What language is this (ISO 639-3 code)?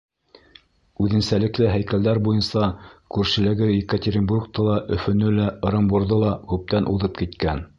bak